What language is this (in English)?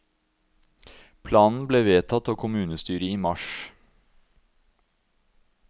Norwegian